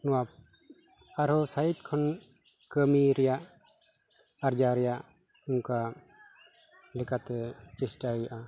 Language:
Santali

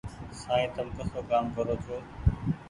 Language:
Goaria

